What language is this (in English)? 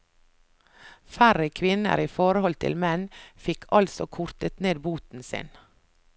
Norwegian